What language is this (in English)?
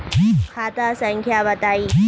Magahi